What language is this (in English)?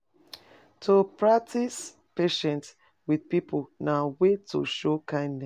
Nigerian Pidgin